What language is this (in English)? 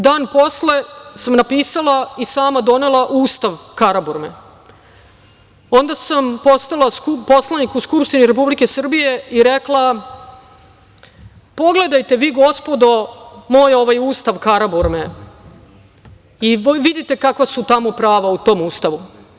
Serbian